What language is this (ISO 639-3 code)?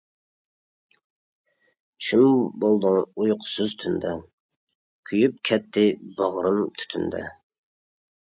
uig